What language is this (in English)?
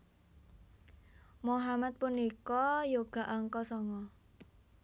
Javanese